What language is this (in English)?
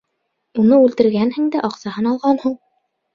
Bashkir